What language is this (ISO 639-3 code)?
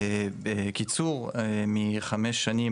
heb